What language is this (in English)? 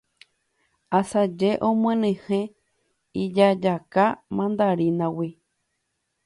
Guarani